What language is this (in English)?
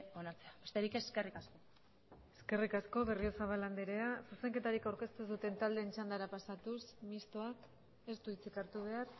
Basque